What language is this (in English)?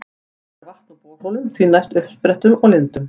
Icelandic